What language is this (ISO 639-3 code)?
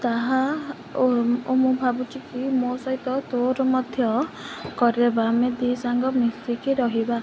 ori